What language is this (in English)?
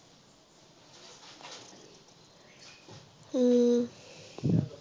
Assamese